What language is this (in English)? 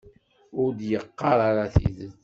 Kabyle